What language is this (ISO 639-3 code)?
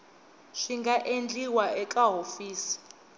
tso